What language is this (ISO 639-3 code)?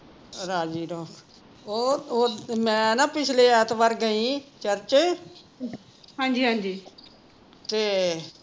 pan